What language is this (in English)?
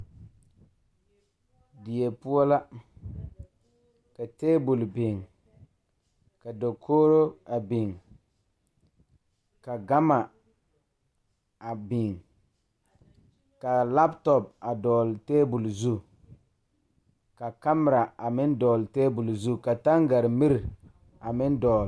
Southern Dagaare